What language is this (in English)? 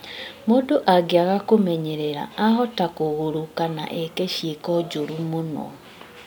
Kikuyu